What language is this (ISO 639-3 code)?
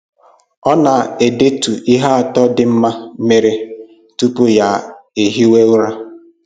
ibo